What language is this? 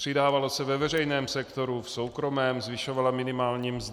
Czech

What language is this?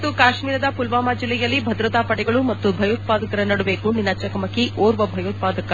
Kannada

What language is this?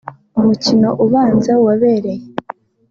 Kinyarwanda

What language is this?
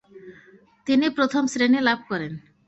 Bangla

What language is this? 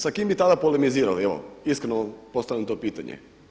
Croatian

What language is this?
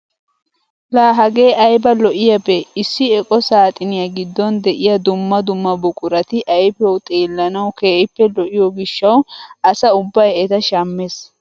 Wolaytta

